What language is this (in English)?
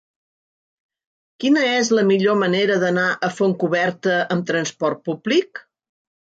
Catalan